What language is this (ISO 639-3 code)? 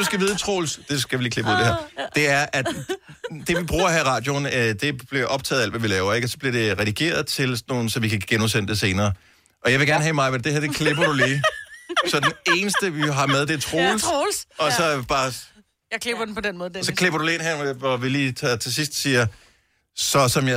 dan